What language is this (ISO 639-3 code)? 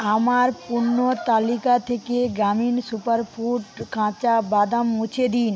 ben